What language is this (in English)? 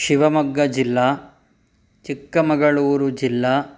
Sanskrit